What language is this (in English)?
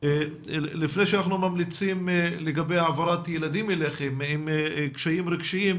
Hebrew